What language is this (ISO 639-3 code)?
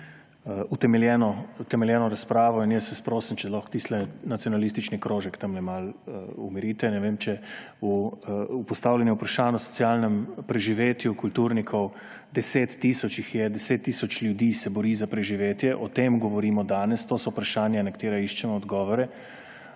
slv